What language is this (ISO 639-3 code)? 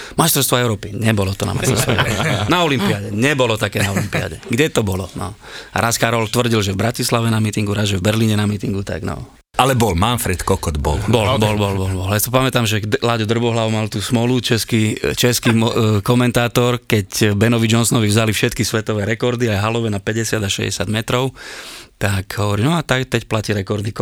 slk